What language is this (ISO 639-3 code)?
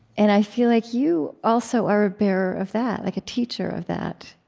eng